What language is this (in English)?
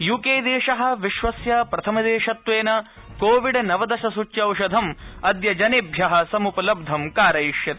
Sanskrit